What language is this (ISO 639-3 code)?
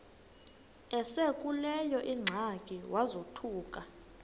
xho